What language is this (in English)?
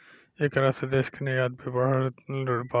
Bhojpuri